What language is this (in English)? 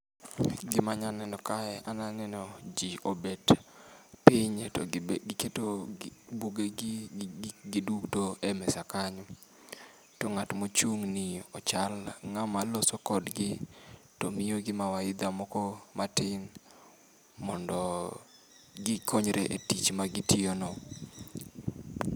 Luo (Kenya and Tanzania)